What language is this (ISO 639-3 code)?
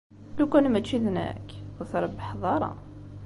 kab